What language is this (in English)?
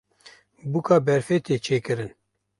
Kurdish